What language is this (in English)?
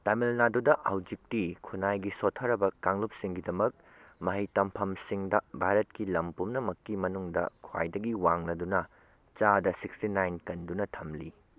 Manipuri